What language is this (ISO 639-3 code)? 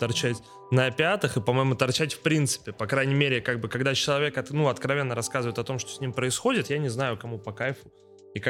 rus